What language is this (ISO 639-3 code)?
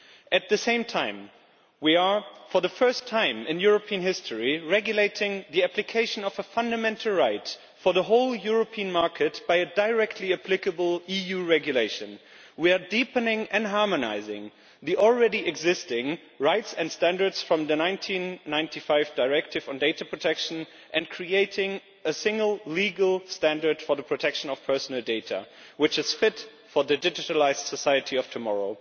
eng